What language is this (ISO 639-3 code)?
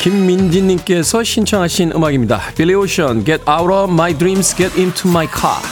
kor